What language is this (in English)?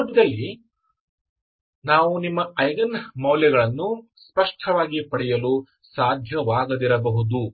Kannada